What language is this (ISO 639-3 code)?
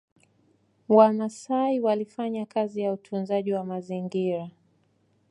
swa